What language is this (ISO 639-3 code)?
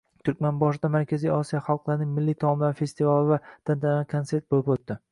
uzb